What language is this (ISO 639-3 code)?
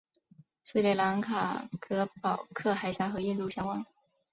zho